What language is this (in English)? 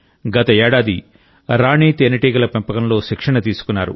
Telugu